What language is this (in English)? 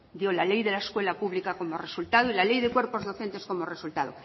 Spanish